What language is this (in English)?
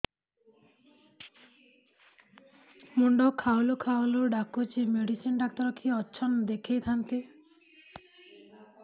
Odia